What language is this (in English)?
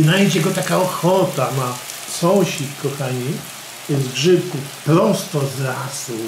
Polish